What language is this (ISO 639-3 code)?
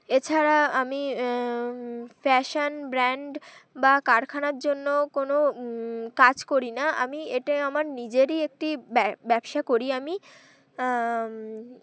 ben